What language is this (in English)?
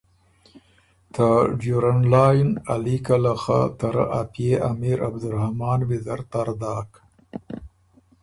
Ormuri